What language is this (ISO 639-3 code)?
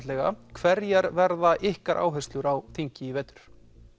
isl